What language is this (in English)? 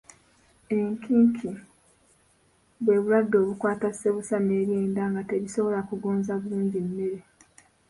Ganda